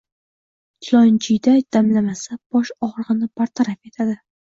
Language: Uzbek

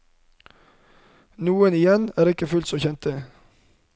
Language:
Norwegian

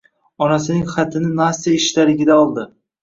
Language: Uzbek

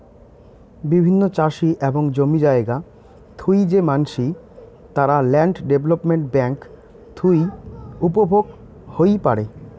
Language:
Bangla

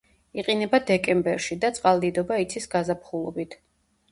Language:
Georgian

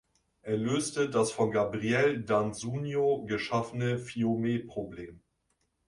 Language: German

